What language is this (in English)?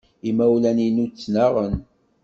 Kabyle